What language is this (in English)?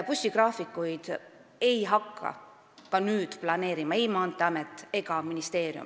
Estonian